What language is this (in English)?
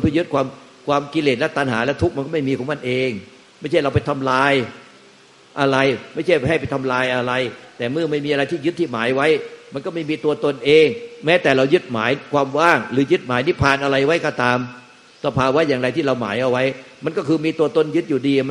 Thai